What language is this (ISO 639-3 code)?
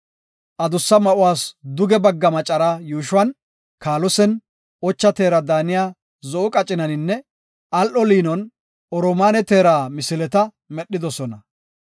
gof